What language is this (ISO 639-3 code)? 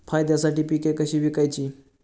mar